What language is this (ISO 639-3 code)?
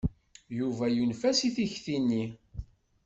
kab